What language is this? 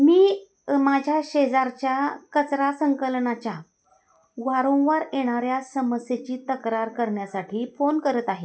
Marathi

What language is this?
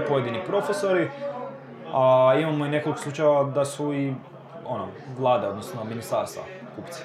Croatian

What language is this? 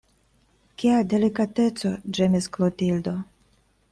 Esperanto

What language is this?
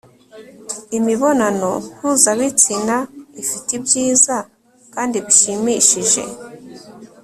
Kinyarwanda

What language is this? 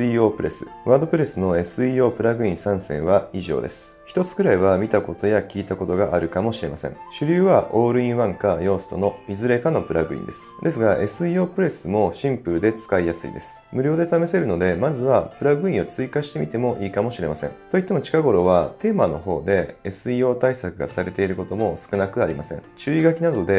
Japanese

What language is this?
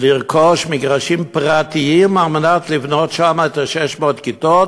Hebrew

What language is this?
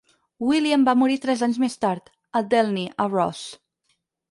Catalan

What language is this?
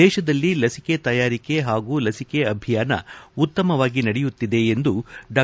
Kannada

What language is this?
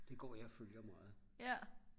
Danish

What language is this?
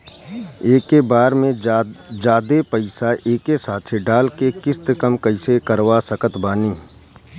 Bhojpuri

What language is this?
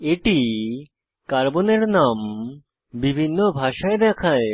Bangla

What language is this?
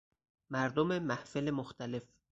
Persian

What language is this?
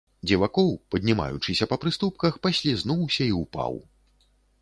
Belarusian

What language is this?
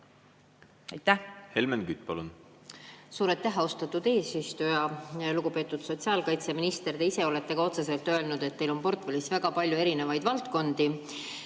Estonian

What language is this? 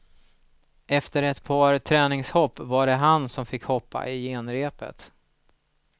Swedish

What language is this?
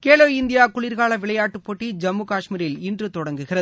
Tamil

